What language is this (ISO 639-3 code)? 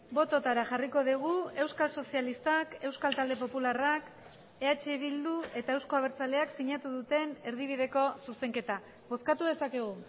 eus